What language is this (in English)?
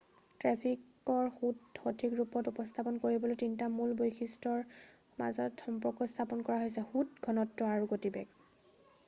Assamese